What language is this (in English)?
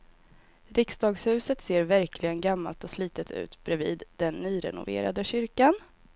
Swedish